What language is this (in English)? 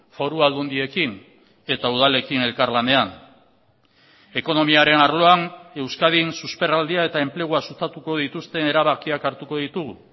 Basque